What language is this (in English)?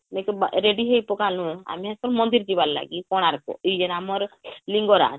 Odia